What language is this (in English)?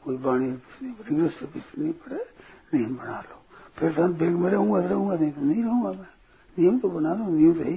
Hindi